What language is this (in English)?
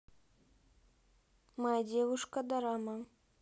Russian